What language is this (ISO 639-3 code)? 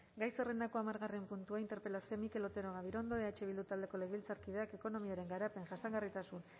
eus